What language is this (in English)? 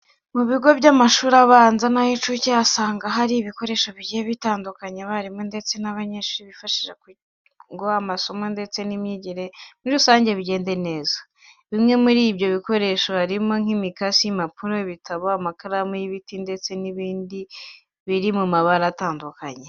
Kinyarwanda